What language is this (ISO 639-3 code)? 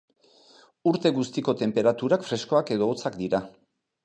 eus